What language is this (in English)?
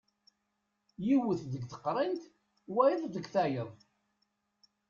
Kabyle